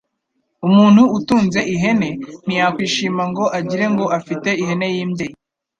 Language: Kinyarwanda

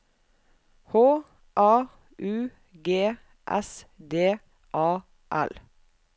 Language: Norwegian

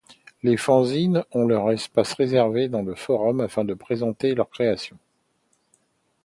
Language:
French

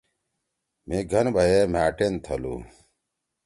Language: Torwali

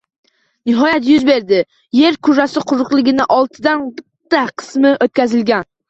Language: Uzbek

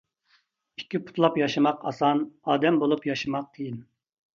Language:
Uyghur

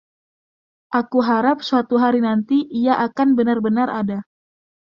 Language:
Indonesian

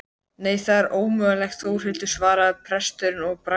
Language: Icelandic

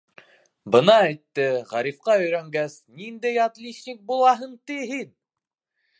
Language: Bashkir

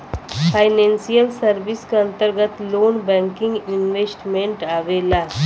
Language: Bhojpuri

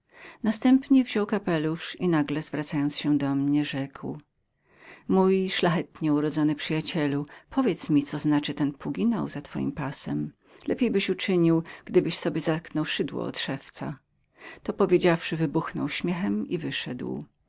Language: Polish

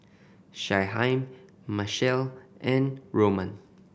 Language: English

